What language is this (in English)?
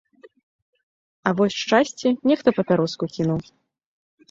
Belarusian